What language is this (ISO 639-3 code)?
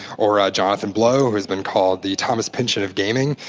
eng